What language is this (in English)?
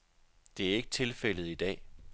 Danish